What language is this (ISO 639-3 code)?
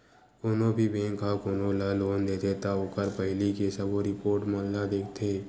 hne